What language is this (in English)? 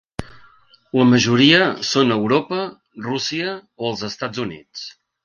Catalan